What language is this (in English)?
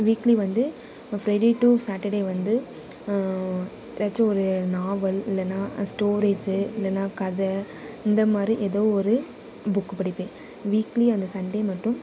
Tamil